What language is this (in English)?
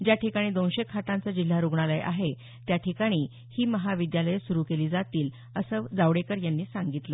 Marathi